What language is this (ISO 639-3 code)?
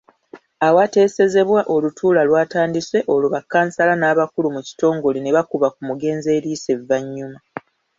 lug